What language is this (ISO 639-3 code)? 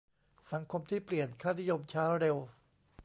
tha